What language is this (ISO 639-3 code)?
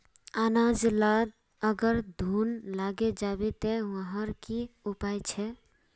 mag